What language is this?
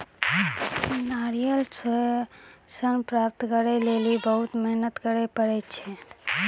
Maithili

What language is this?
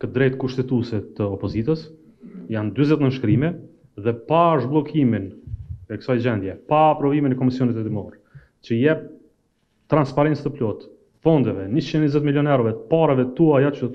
Romanian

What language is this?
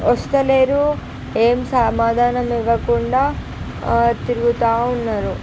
Telugu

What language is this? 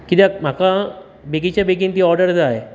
Konkani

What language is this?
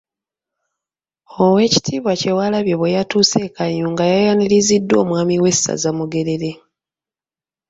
Ganda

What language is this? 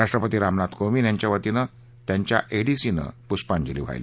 Marathi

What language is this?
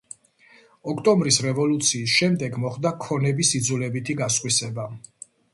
Georgian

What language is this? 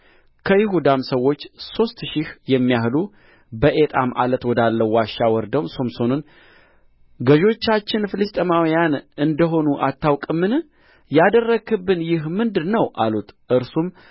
Amharic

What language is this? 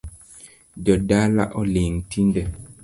Luo (Kenya and Tanzania)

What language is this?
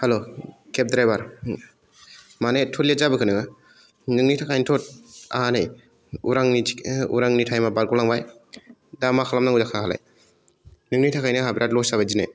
Bodo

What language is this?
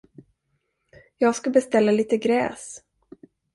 Swedish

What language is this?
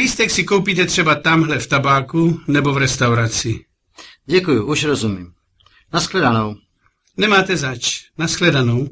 Czech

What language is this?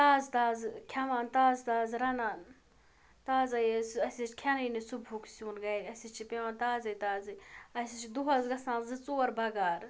Kashmiri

